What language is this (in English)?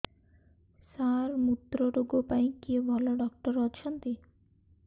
Odia